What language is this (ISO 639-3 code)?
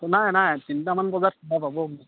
asm